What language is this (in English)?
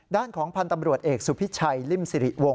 Thai